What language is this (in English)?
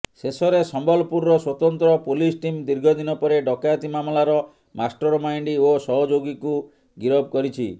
Odia